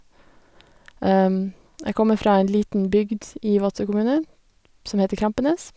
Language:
Norwegian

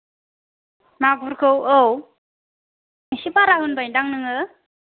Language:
Bodo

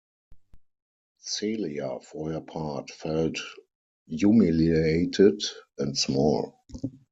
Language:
English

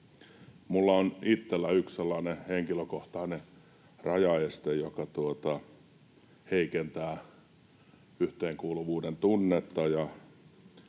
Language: Finnish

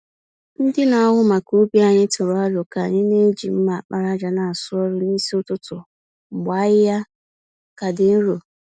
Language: Igbo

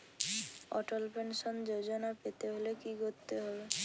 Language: Bangla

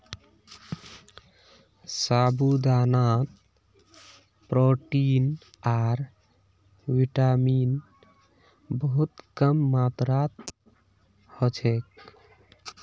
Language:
Magahi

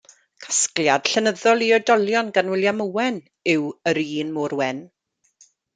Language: Welsh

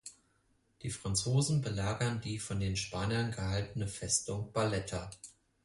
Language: German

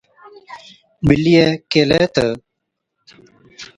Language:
Od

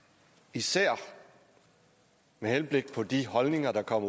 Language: Danish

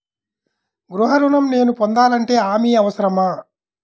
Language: Telugu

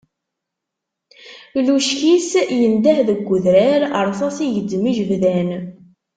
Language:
Kabyle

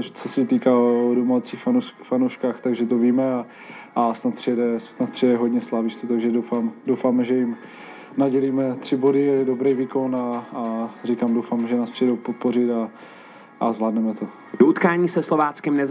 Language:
Czech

